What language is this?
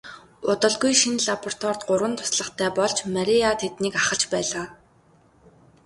Mongolian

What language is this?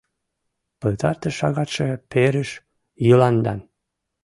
Mari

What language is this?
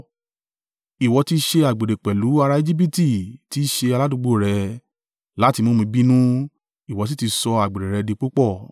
Yoruba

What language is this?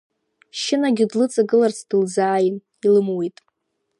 Abkhazian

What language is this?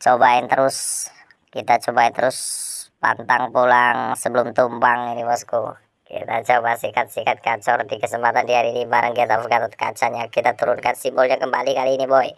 Indonesian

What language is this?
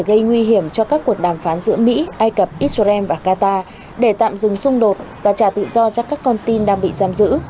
Vietnamese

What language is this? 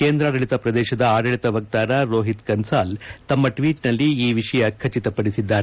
Kannada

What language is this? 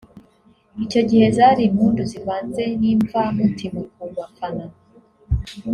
Kinyarwanda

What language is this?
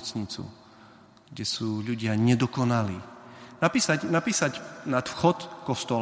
Slovak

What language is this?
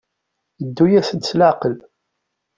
Kabyle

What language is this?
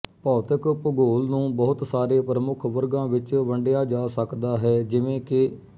Punjabi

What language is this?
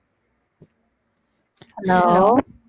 Tamil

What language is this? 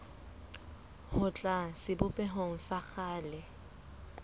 Southern Sotho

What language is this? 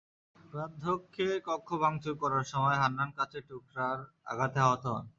Bangla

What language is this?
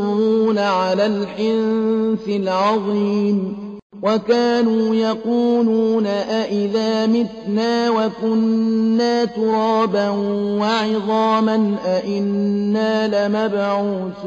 Arabic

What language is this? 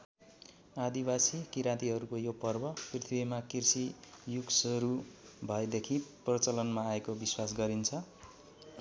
Nepali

